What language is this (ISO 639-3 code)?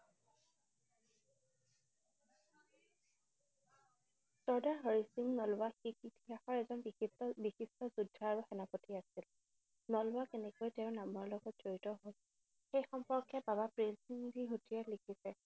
asm